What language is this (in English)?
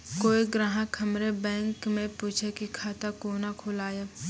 Maithili